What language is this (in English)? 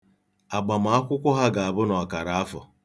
Igbo